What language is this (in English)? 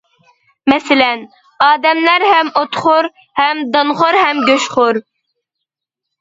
Uyghur